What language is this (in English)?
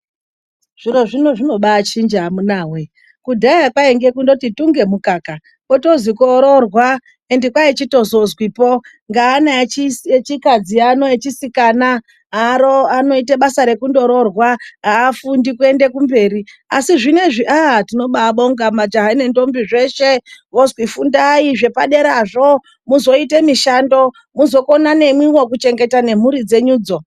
Ndau